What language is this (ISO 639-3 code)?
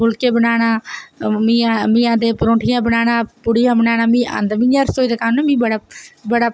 doi